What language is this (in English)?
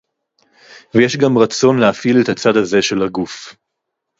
Hebrew